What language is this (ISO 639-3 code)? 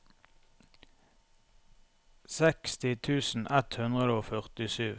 nor